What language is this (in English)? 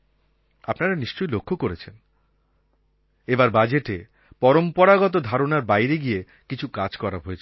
Bangla